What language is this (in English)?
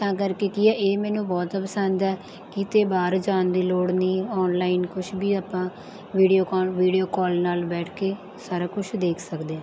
Punjabi